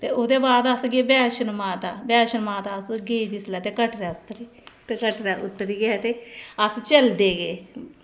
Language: Dogri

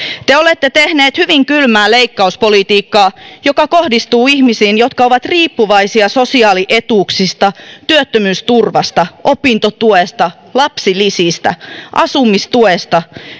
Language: Finnish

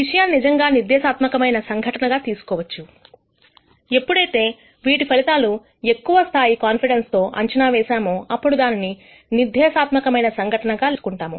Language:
Telugu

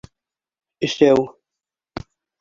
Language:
Bashkir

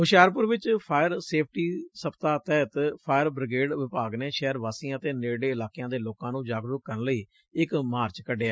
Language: Punjabi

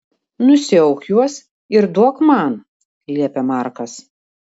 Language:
Lithuanian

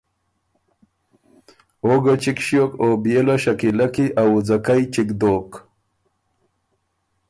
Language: Ormuri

